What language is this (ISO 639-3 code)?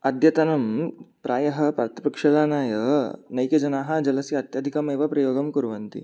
san